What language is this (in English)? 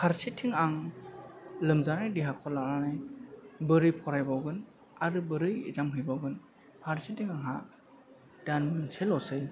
Bodo